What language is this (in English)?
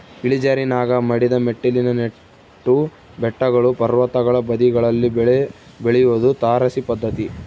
Kannada